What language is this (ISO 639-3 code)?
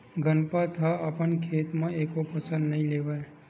hne